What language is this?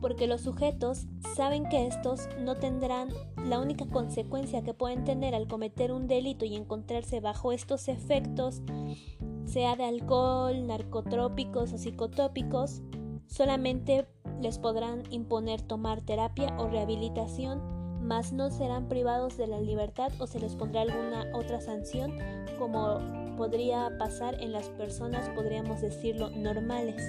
Spanish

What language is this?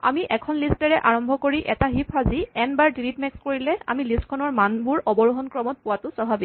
Assamese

